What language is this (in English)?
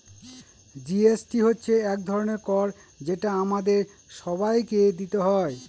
Bangla